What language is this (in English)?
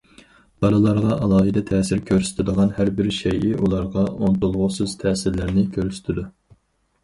Uyghur